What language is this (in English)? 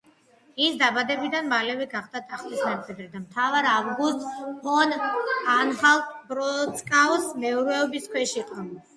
Georgian